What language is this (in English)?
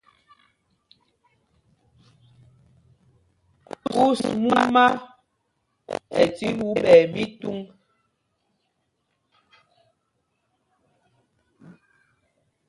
Mpumpong